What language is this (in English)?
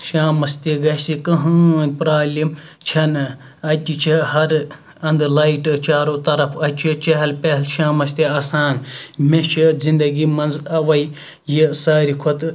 Kashmiri